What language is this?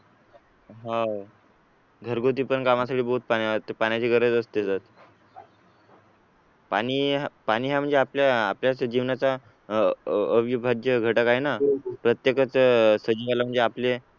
Marathi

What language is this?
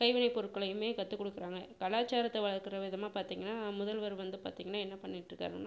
Tamil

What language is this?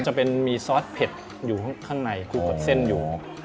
Thai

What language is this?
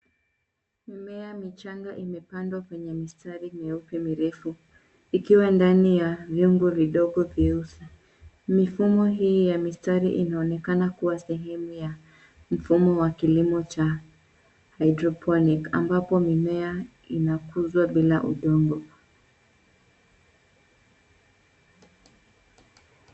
Swahili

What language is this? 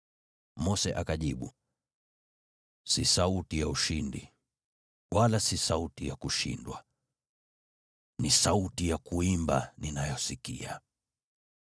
Swahili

